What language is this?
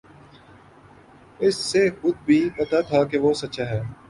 Urdu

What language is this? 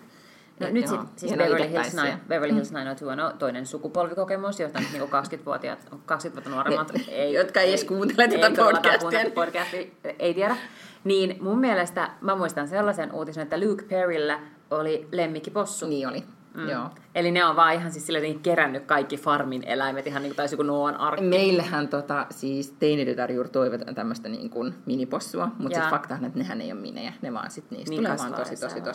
Finnish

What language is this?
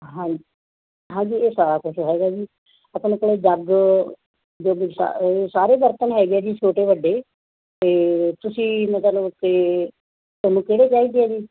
Punjabi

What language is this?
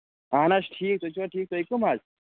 Kashmiri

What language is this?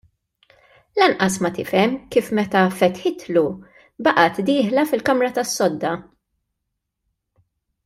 Maltese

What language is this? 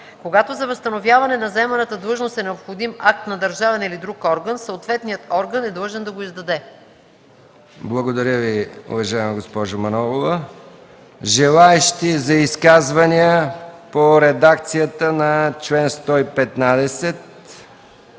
Bulgarian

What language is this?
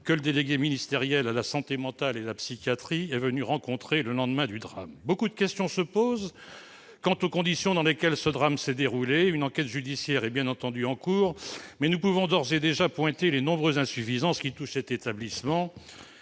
French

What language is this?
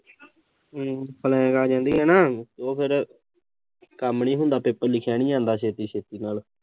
Punjabi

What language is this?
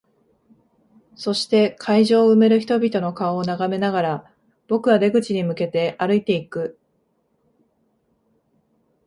Japanese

